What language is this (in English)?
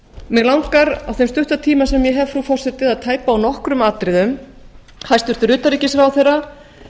Icelandic